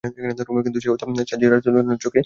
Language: Bangla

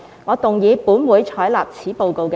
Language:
Cantonese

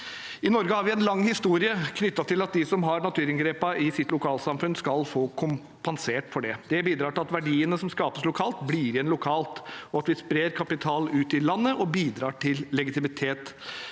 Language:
Norwegian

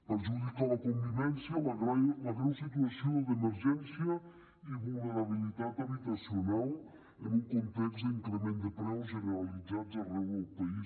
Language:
Catalan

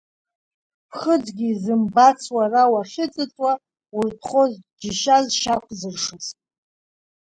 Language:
Abkhazian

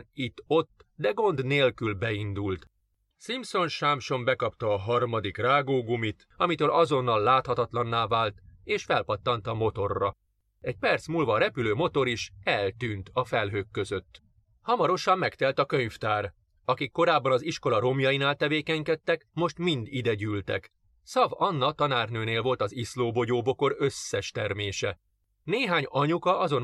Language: Hungarian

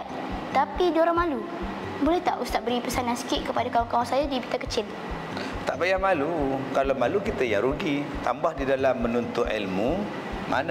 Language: Malay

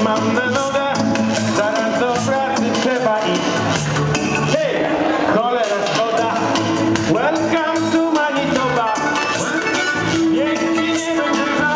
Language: Polish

